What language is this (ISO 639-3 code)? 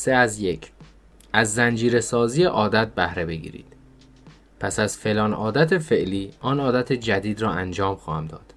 fas